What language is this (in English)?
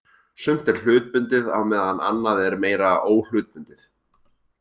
Icelandic